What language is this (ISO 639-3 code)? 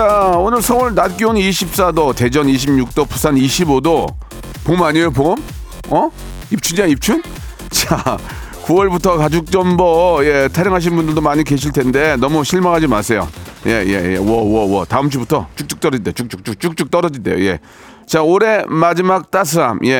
kor